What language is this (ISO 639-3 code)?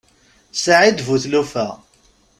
kab